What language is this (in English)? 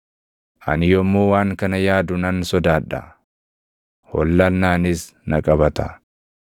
Oromo